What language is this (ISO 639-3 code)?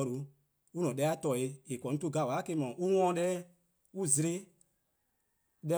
kqo